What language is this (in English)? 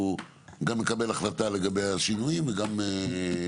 Hebrew